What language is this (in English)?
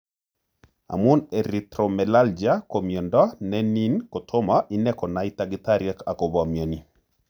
Kalenjin